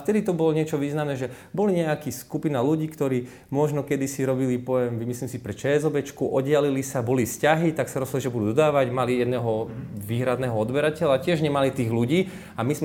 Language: Slovak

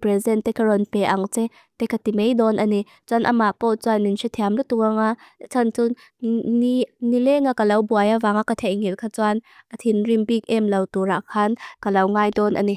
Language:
Mizo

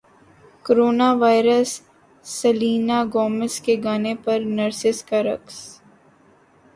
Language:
Urdu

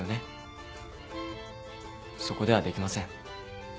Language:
Japanese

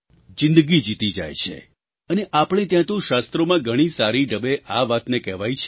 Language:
Gujarati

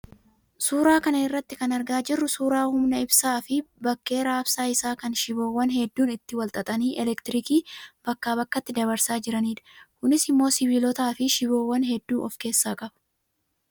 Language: Oromo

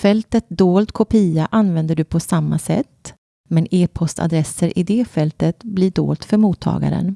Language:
Swedish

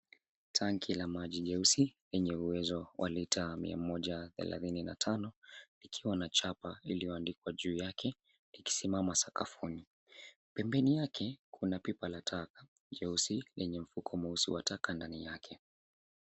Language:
Swahili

